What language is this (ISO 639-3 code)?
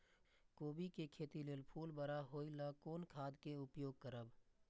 mai